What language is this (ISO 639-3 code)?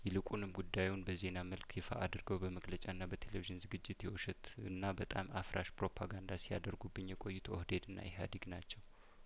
amh